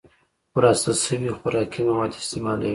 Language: Pashto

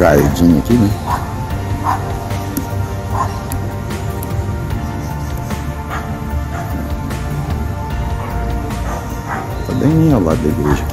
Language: Portuguese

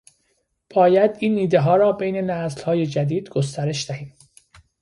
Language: Persian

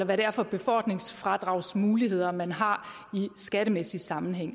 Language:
Danish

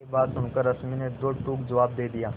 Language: Hindi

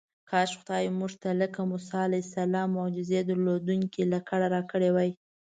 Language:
Pashto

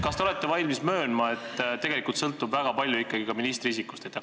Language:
Estonian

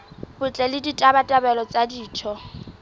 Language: Southern Sotho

